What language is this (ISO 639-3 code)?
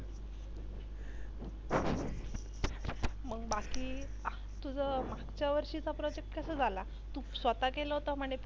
mar